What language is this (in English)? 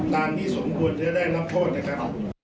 Thai